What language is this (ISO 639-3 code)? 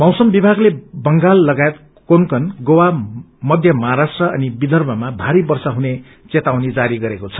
nep